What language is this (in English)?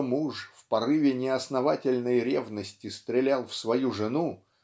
Russian